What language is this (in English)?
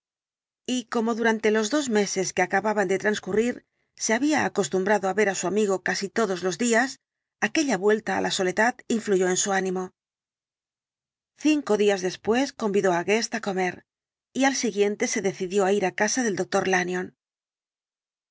Spanish